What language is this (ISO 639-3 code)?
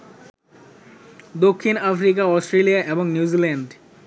ben